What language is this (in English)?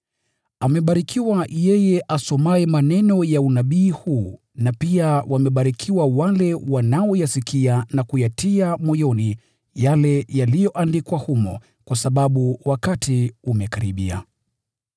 Swahili